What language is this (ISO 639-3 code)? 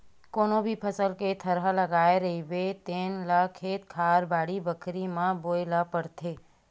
hne